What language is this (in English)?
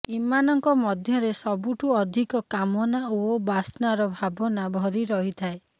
Odia